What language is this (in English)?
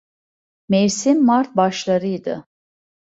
Turkish